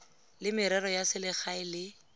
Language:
Tswana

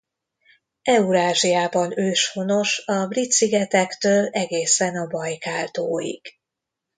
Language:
Hungarian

